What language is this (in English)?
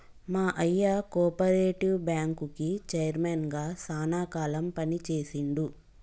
Telugu